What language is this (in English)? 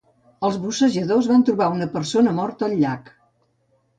Catalan